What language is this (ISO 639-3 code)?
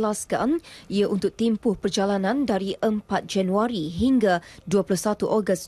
msa